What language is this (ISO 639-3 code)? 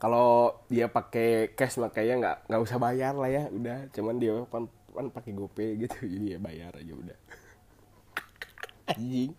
ind